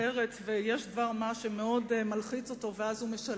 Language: Hebrew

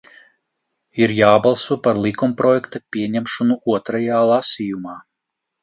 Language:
Latvian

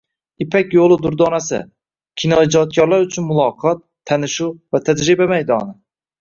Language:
Uzbek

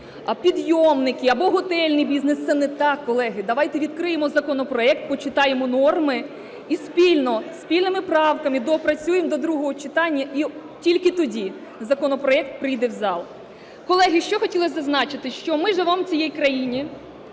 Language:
Ukrainian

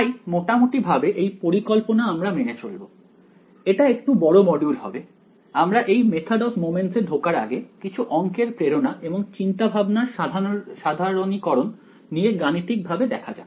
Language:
Bangla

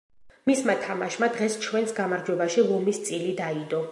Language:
Georgian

